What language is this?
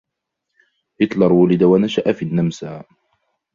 Arabic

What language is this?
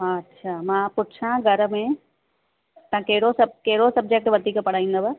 Sindhi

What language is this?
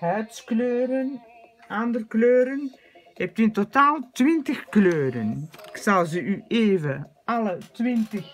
Dutch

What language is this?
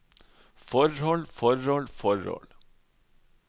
Norwegian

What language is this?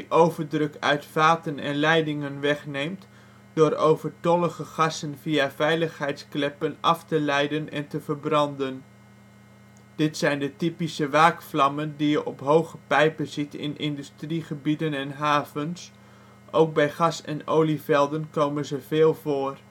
Dutch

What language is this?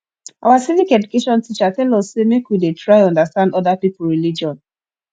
Nigerian Pidgin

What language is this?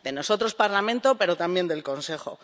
Spanish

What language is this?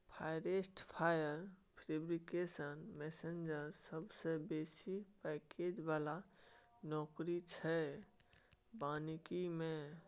Maithili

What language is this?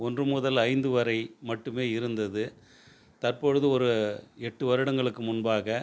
Tamil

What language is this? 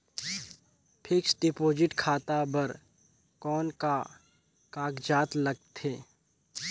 Chhattisgarhi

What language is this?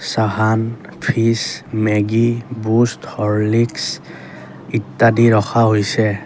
Assamese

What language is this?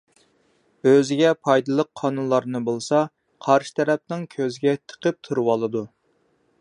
Uyghur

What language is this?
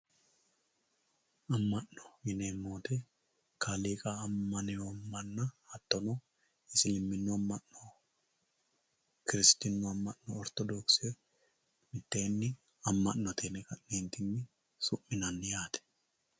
Sidamo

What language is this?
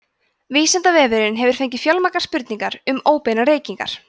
Icelandic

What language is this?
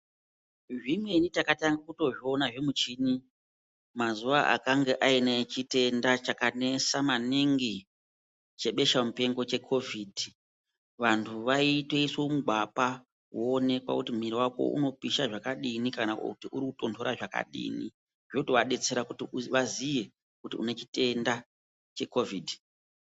Ndau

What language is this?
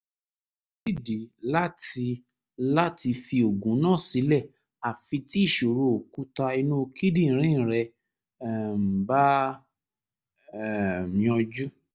Yoruba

